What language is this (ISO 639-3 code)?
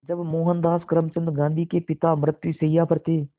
hin